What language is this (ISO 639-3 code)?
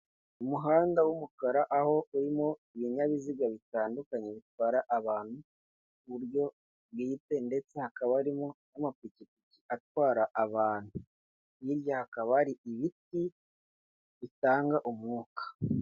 kin